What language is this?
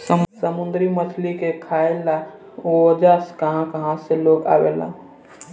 Bhojpuri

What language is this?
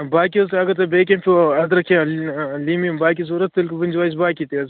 Kashmiri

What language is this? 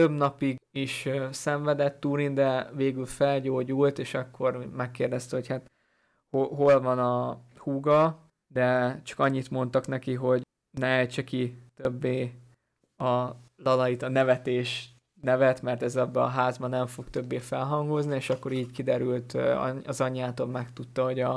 Hungarian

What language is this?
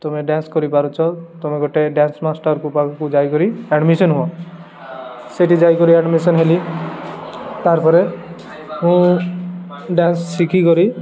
Odia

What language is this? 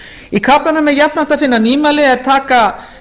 Icelandic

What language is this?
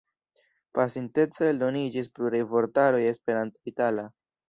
Esperanto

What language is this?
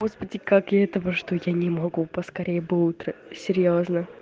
Russian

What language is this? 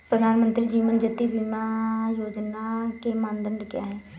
Hindi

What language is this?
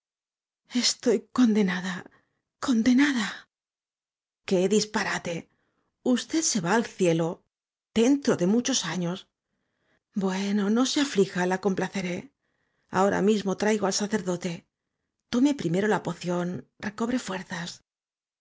Spanish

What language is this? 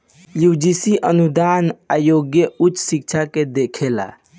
Bhojpuri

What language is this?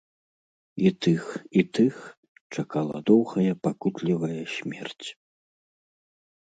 Belarusian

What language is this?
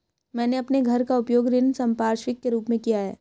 Hindi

